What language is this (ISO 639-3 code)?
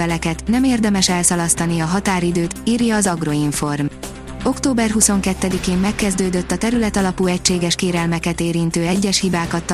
hun